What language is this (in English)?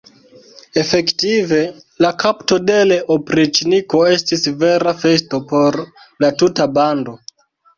Esperanto